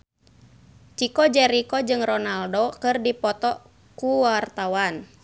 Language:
Sundanese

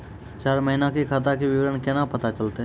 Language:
Maithili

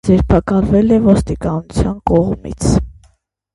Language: Armenian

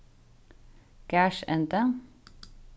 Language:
Faroese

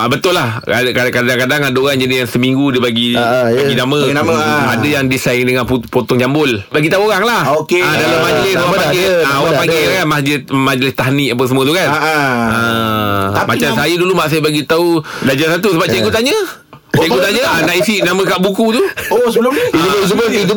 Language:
Malay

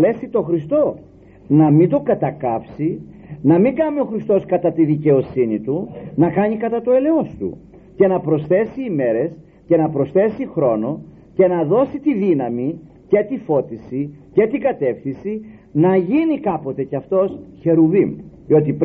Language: Greek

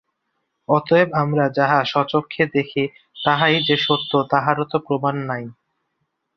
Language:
Bangla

